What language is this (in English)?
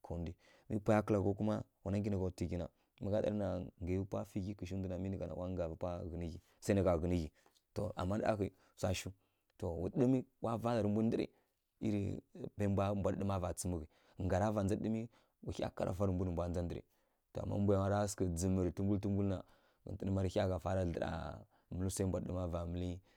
Kirya-Konzəl